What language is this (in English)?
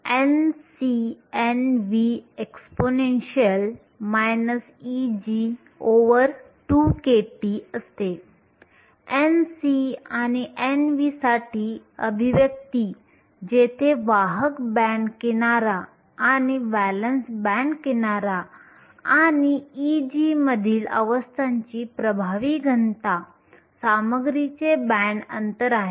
Marathi